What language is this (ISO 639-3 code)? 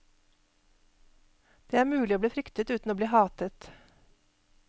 nor